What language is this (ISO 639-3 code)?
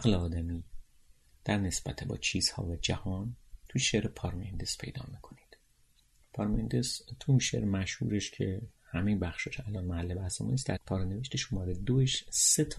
fas